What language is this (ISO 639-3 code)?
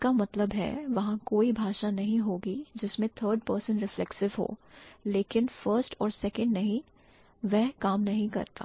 hin